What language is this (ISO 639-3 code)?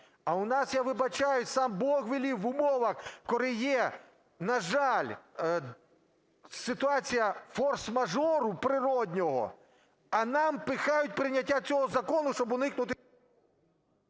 ukr